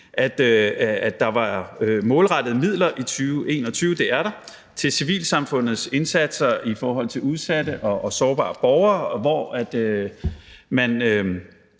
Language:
Danish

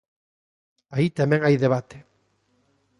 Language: Galician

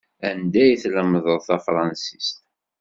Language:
Kabyle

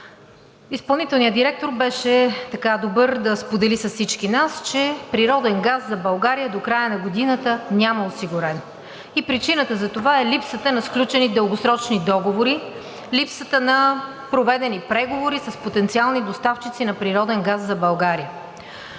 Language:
Bulgarian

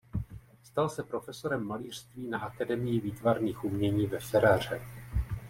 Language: Czech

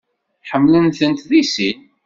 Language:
Kabyle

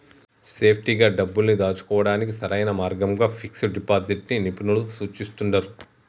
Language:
Telugu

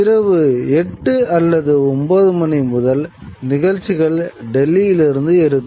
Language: Tamil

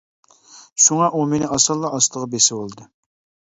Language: Uyghur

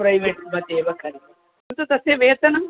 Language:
Sanskrit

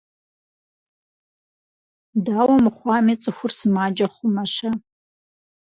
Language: Kabardian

